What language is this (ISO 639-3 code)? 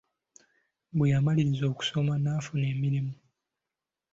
lug